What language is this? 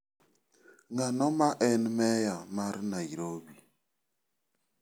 Luo (Kenya and Tanzania)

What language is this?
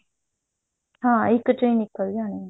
Punjabi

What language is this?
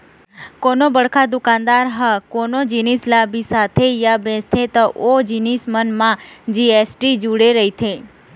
Chhattisgarhi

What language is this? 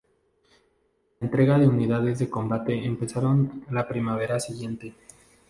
Spanish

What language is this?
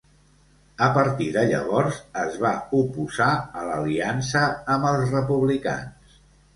Catalan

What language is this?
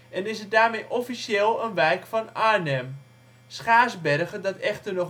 Dutch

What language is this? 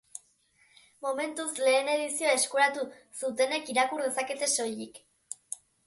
Basque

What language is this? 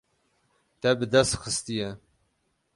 Kurdish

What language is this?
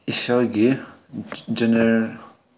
Manipuri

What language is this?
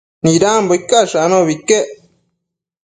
Matsés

